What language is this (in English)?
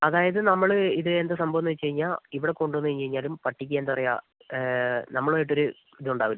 Malayalam